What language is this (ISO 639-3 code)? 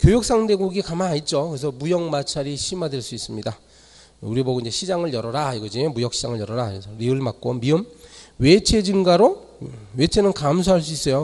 kor